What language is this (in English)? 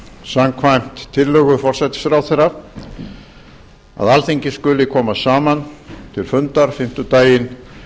Icelandic